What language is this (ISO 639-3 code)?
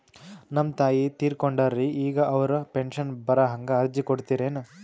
kan